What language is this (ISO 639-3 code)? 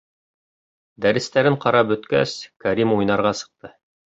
bak